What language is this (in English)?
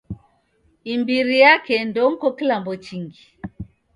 Taita